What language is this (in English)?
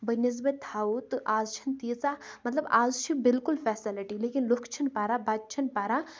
Kashmiri